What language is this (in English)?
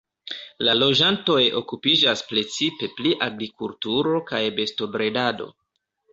Esperanto